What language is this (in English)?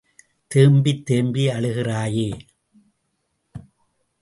Tamil